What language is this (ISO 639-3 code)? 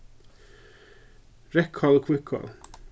fao